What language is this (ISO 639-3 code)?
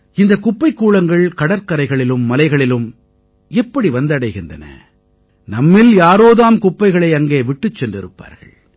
tam